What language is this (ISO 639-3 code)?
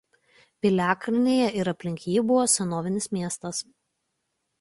lit